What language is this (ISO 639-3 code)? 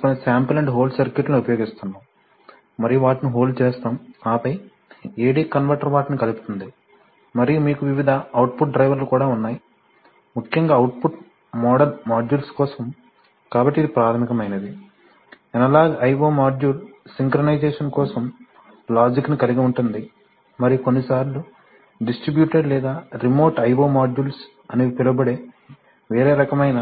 tel